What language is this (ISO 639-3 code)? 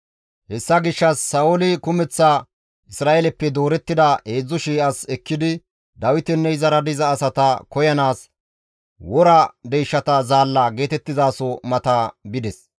gmv